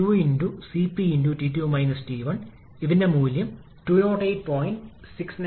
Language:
Malayalam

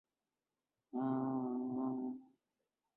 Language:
Urdu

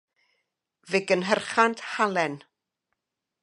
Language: Welsh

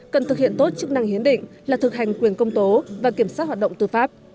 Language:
Vietnamese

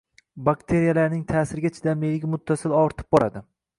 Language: Uzbek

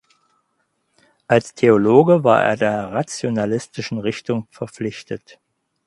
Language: German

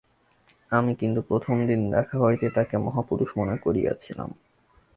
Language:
Bangla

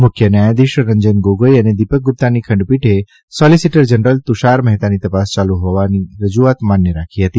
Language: Gujarati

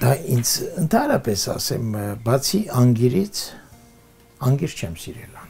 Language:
Romanian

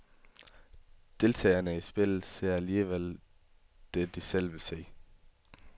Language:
Danish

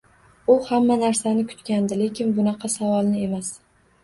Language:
Uzbek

